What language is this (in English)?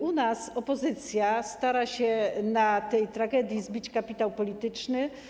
Polish